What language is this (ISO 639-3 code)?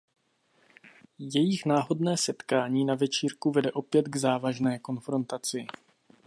ces